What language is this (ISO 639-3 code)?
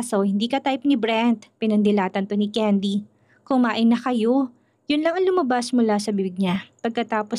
fil